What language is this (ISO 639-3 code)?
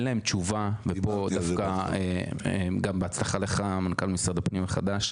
heb